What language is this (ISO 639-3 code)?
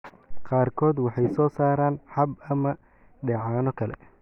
som